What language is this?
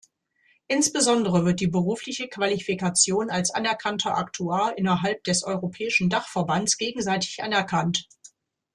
German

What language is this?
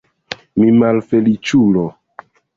Esperanto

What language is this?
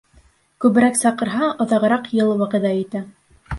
Bashkir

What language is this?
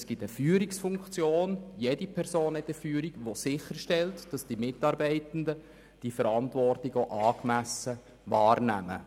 Swiss German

